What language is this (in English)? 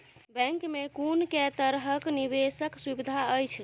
Maithili